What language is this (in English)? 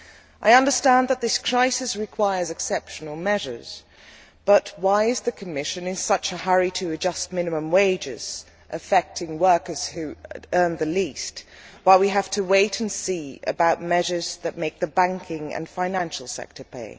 English